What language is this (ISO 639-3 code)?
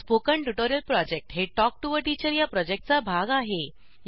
mar